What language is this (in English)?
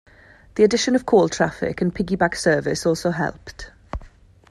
English